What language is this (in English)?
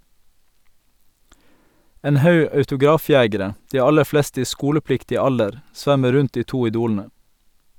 Norwegian